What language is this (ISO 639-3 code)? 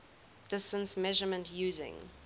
eng